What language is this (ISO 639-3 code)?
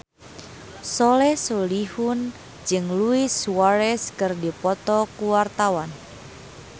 sun